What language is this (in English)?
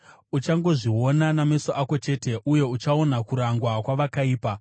Shona